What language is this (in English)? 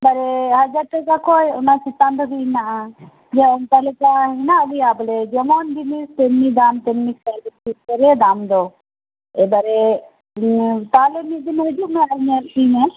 Santali